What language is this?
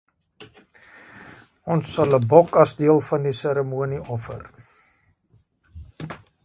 Afrikaans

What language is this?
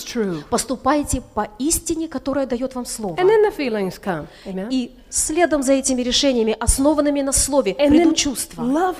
Russian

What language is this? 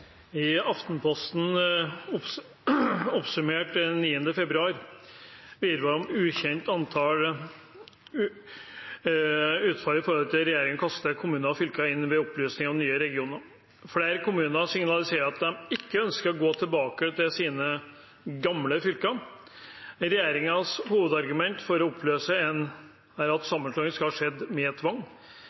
Norwegian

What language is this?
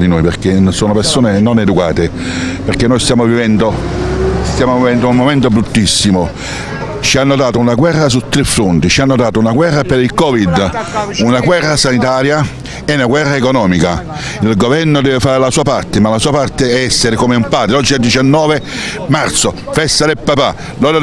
Italian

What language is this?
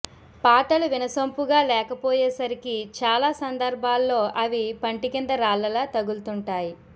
Telugu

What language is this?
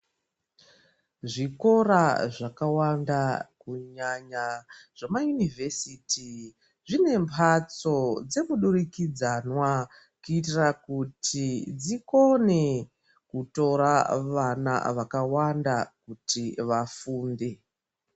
Ndau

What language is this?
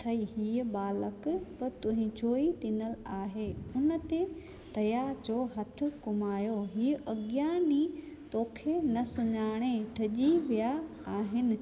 Sindhi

